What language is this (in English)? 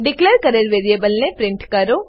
Gujarati